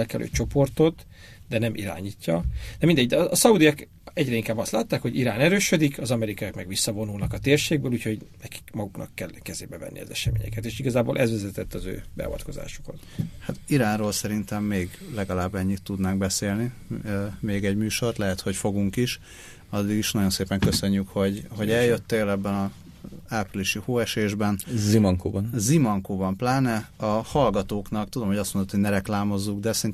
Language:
Hungarian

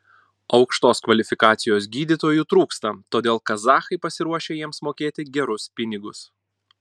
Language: Lithuanian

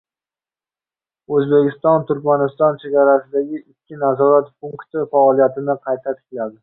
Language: Uzbek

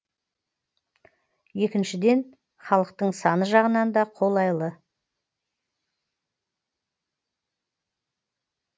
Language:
Kazakh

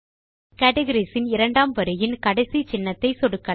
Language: Tamil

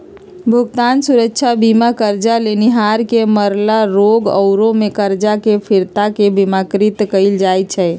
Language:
Magahi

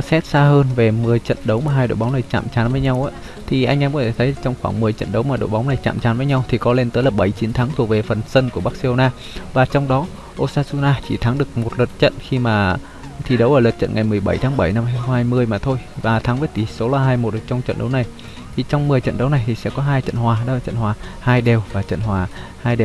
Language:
Vietnamese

